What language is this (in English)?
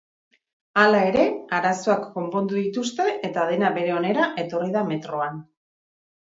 Basque